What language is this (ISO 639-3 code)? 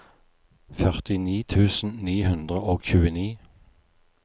nor